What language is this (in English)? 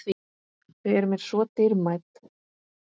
Icelandic